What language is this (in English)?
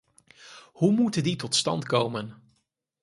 Dutch